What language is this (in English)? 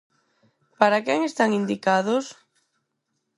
Galician